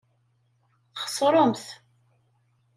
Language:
Kabyle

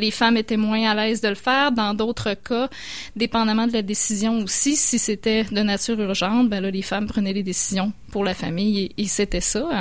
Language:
French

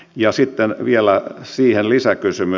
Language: Finnish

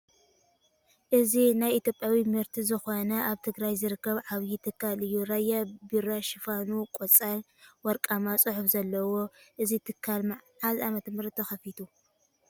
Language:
Tigrinya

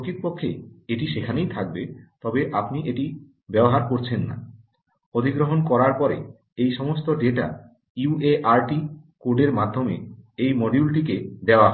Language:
Bangla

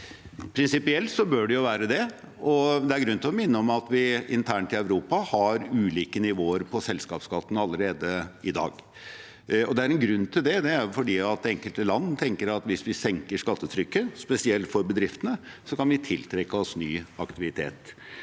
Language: Norwegian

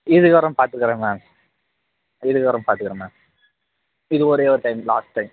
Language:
Tamil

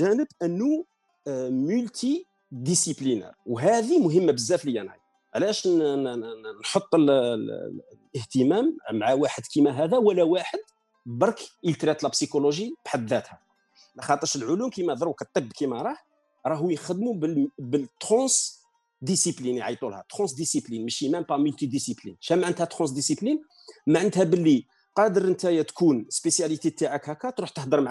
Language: Arabic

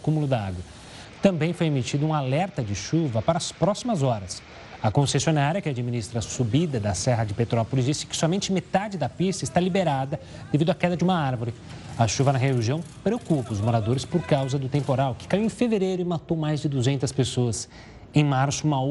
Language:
Portuguese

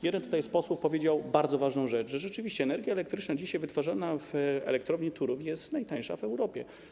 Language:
Polish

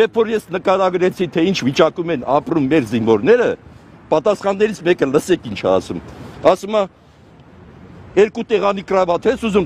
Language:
Turkish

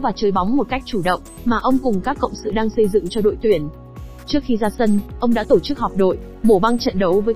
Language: Vietnamese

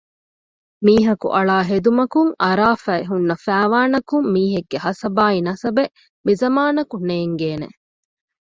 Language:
Divehi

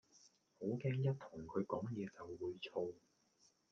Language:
Cantonese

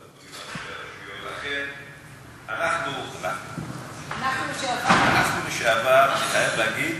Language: Hebrew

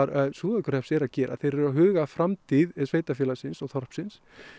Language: Icelandic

